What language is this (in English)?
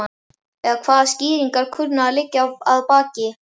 Icelandic